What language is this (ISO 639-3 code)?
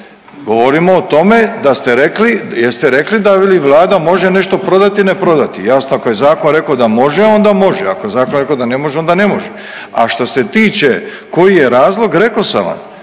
hrv